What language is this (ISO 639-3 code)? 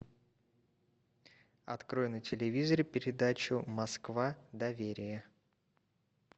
rus